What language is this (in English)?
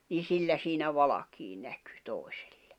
Finnish